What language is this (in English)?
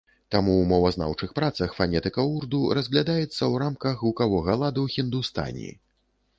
Belarusian